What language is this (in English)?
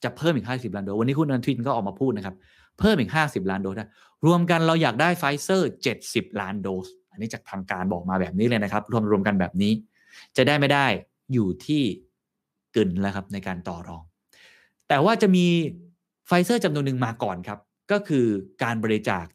Thai